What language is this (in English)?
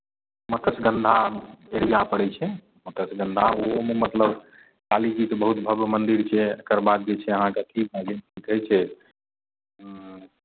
Maithili